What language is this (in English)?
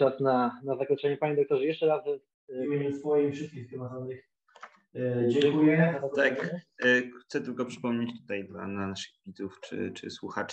Polish